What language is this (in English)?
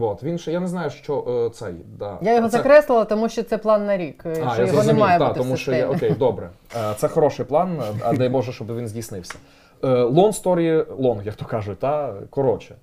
Ukrainian